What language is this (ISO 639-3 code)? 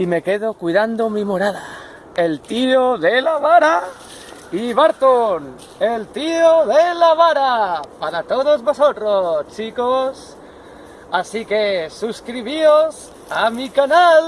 spa